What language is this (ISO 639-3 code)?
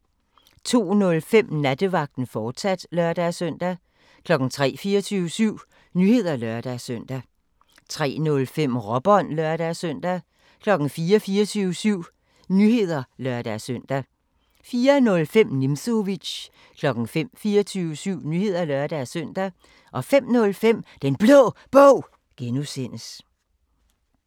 dan